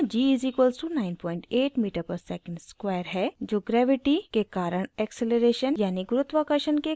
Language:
Hindi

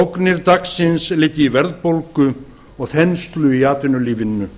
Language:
Icelandic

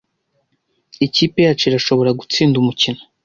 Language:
Kinyarwanda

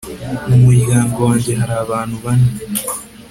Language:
Kinyarwanda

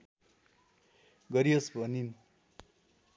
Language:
Nepali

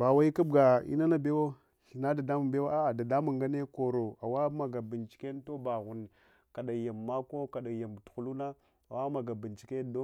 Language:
Hwana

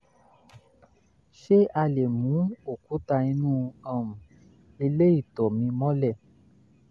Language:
Yoruba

